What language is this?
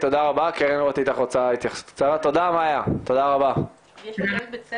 Hebrew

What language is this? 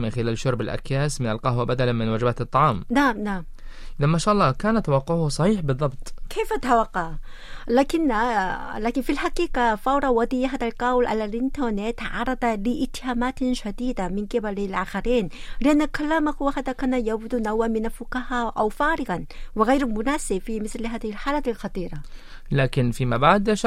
Arabic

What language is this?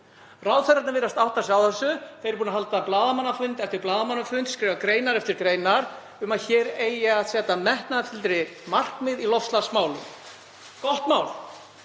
Icelandic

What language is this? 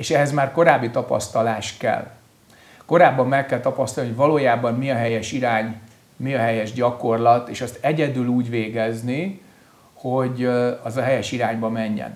Hungarian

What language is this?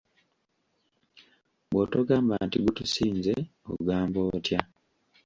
Ganda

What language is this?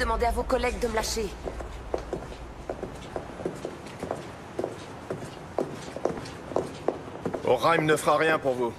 French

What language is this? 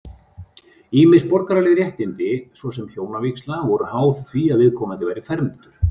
Icelandic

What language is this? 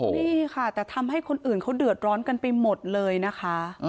Thai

